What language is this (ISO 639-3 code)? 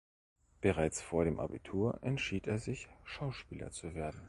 deu